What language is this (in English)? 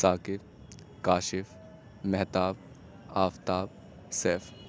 Urdu